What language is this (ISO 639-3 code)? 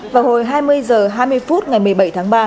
vie